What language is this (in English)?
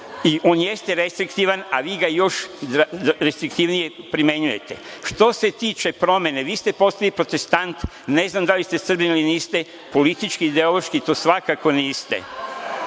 Serbian